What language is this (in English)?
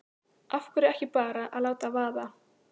Icelandic